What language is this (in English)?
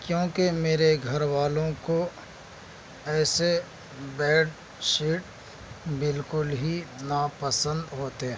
Urdu